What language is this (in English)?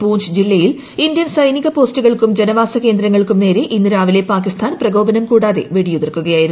Malayalam